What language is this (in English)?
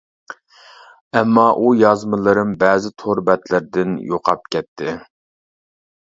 Uyghur